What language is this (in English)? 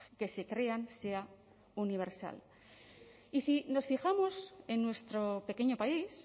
Spanish